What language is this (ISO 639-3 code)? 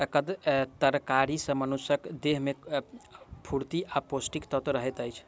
mai